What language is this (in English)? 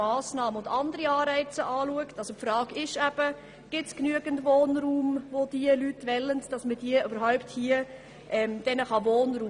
Swiss German